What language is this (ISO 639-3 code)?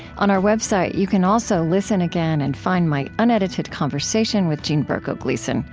eng